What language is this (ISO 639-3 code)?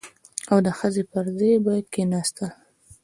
pus